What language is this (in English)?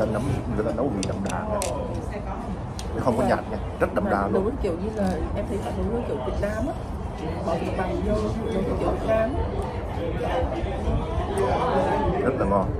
Vietnamese